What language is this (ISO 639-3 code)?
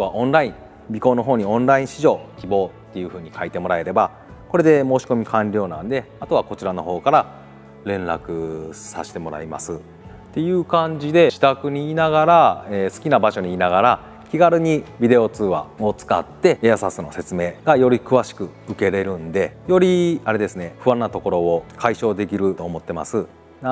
jpn